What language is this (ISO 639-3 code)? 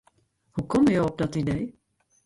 fry